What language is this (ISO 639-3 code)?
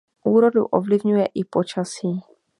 ces